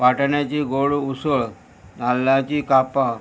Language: Konkani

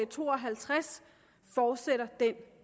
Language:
Danish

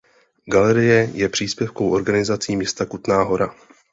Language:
Czech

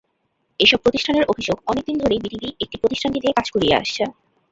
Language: Bangla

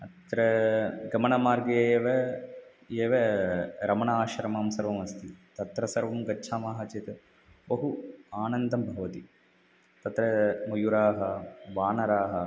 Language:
Sanskrit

